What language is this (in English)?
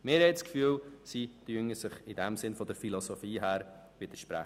Swiss German